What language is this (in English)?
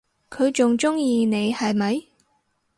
Cantonese